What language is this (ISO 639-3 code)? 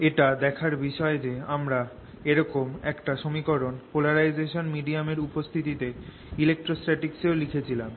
ben